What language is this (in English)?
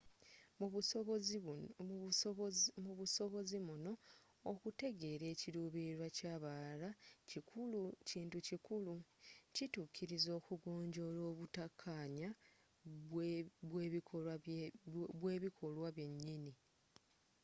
Ganda